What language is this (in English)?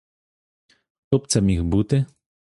Ukrainian